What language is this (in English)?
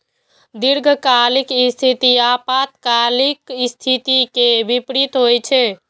Maithili